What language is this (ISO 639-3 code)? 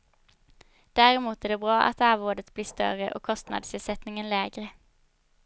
swe